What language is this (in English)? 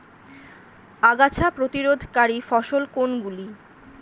Bangla